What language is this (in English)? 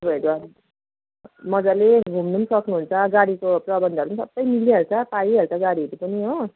Nepali